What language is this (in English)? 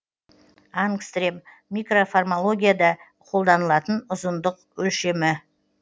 Kazakh